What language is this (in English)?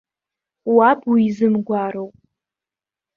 Abkhazian